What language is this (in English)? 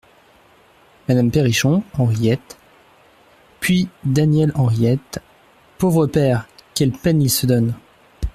French